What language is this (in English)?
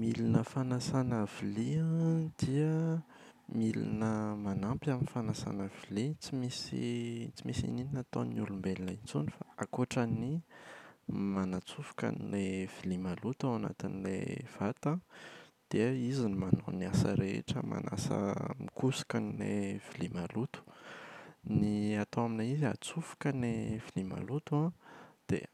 Malagasy